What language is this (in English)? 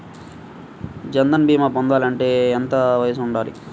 Telugu